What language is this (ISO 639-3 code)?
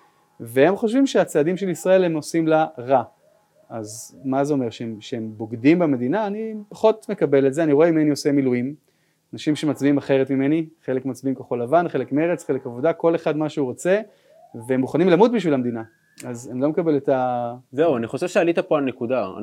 heb